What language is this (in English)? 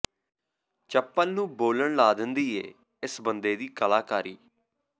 Punjabi